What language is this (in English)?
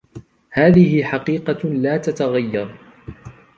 Arabic